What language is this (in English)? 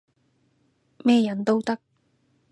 Cantonese